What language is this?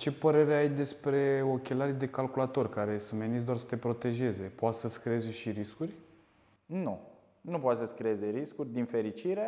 Romanian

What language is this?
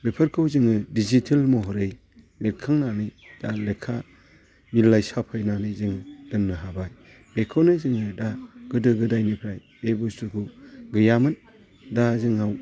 Bodo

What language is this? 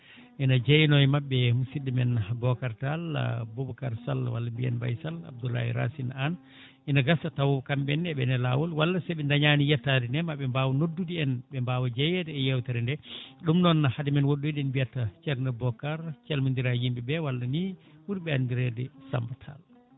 Fula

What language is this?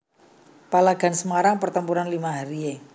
Javanese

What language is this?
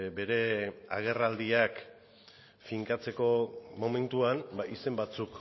Basque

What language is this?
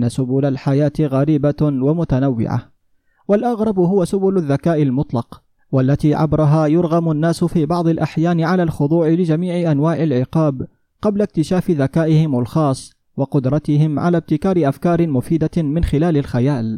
Arabic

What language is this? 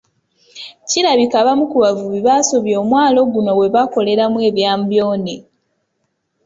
Ganda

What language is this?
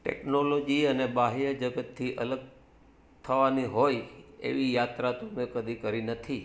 Gujarati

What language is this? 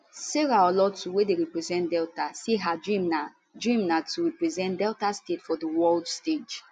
Nigerian Pidgin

